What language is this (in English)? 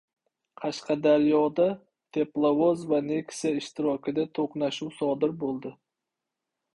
Uzbek